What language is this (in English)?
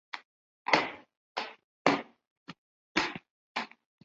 Chinese